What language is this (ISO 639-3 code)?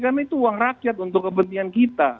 ind